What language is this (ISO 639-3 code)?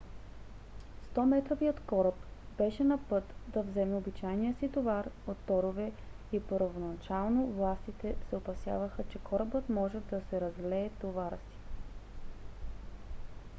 bul